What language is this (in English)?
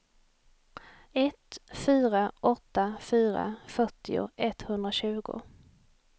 Swedish